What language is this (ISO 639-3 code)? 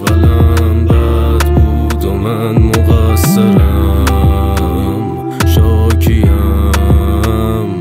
fas